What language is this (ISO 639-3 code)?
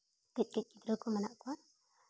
sat